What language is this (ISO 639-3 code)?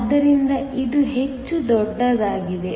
kan